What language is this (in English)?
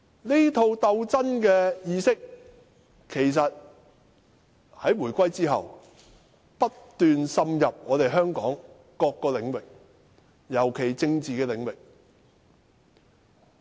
Cantonese